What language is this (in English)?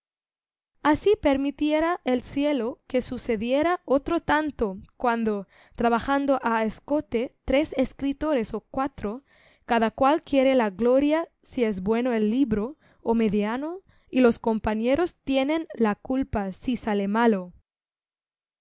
Spanish